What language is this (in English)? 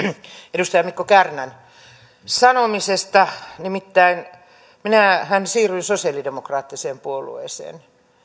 Finnish